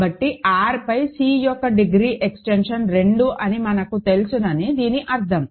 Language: Telugu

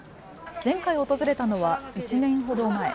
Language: Japanese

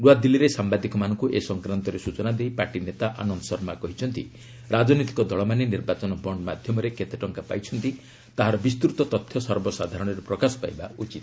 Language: Odia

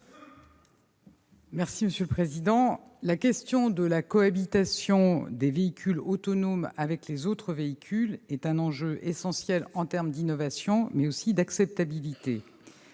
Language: French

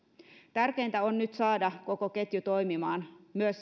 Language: Finnish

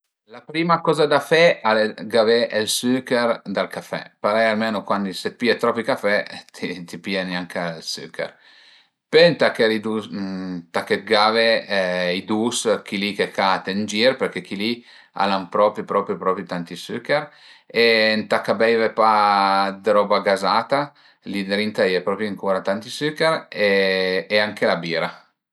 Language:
Piedmontese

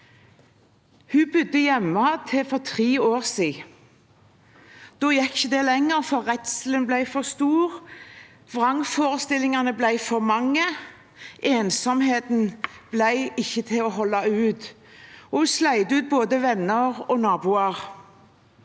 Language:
Norwegian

